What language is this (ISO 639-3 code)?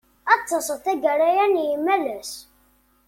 kab